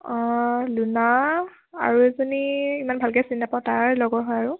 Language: Assamese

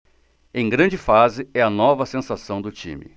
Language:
Portuguese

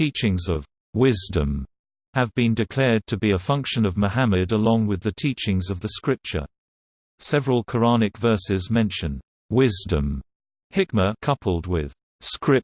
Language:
English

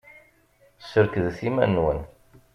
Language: Kabyle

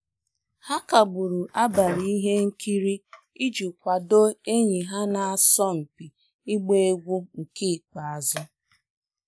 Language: Igbo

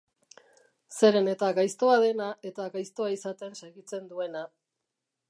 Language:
Basque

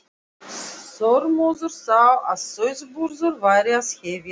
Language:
Icelandic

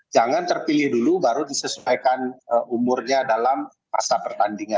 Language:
Indonesian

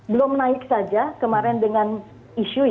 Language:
Indonesian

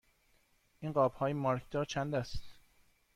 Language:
Persian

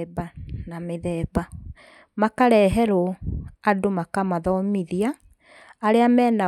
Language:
Kikuyu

